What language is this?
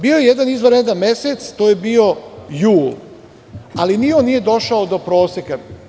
Serbian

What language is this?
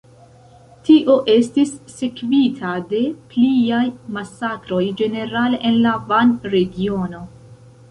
Esperanto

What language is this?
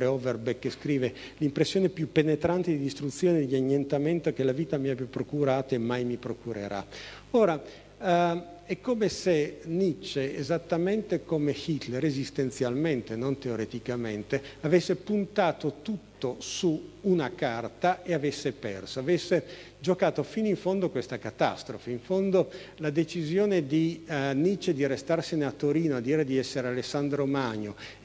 Italian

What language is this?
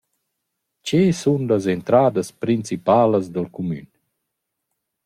Romansh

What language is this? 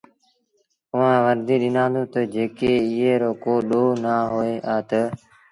Sindhi Bhil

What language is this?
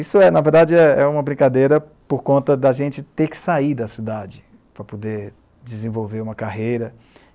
Portuguese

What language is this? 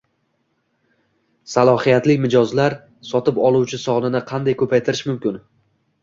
Uzbek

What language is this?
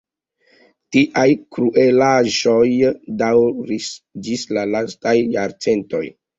Esperanto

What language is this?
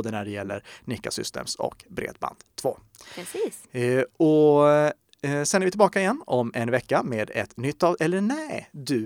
Swedish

